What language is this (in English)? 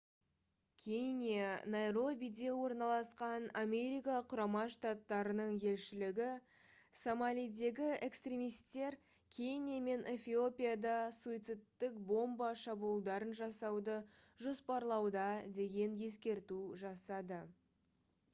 Kazakh